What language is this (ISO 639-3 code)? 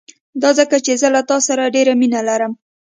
pus